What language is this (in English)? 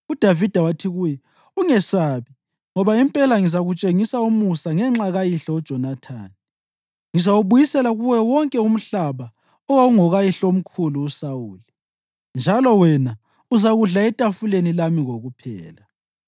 North Ndebele